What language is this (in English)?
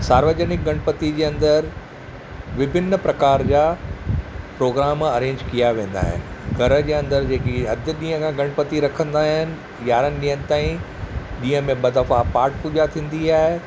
Sindhi